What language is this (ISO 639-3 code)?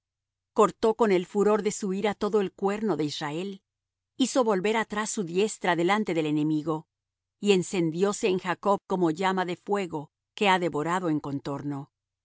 spa